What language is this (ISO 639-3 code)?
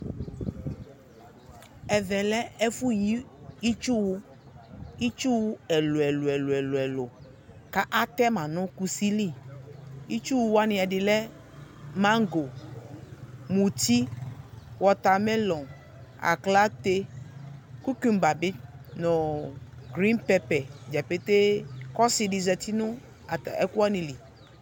kpo